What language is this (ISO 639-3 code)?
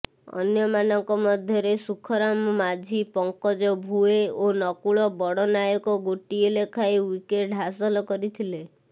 ori